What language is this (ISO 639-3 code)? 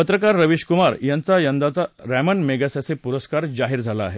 mar